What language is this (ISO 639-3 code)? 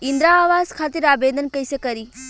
bho